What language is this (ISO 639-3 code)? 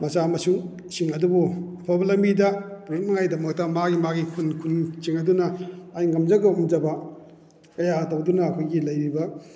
mni